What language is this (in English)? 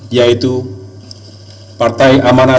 Indonesian